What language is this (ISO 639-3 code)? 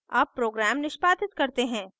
hin